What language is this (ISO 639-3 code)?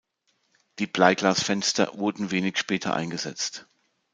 deu